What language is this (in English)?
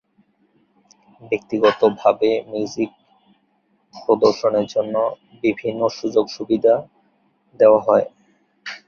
Bangla